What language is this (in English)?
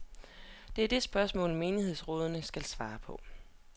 Danish